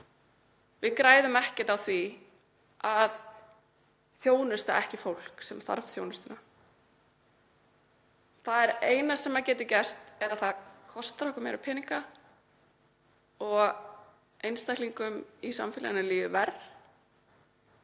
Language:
Icelandic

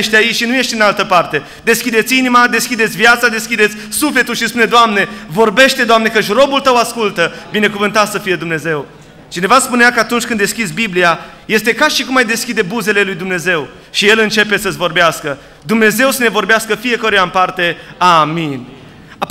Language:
Romanian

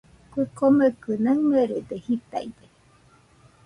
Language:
Nüpode Huitoto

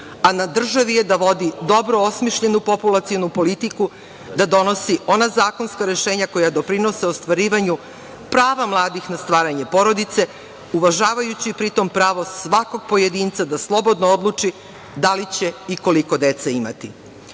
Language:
Serbian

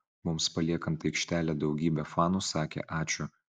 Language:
Lithuanian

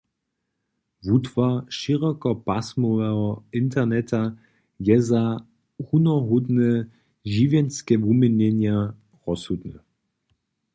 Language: Upper Sorbian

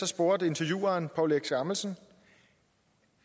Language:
Danish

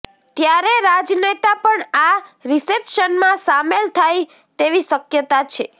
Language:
Gujarati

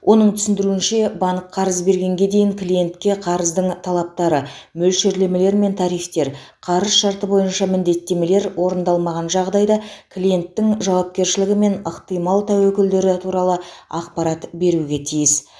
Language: Kazakh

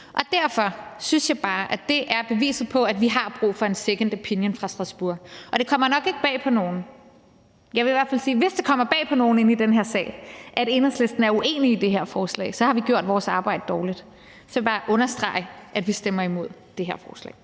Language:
Danish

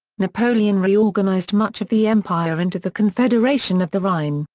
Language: English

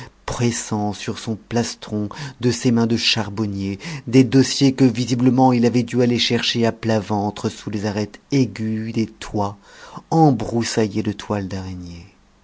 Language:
French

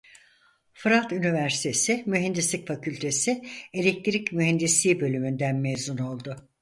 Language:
Turkish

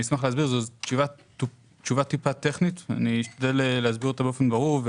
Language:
Hebrew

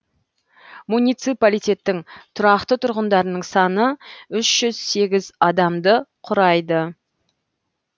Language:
Kazakh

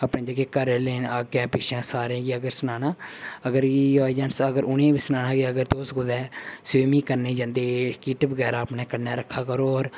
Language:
Dogri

